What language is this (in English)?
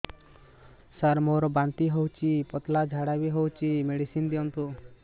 Odia